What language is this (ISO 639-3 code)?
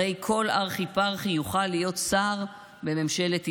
heb